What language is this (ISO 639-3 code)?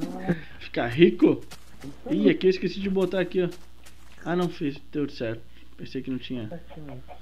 por